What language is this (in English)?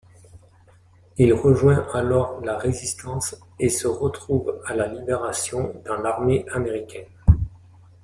French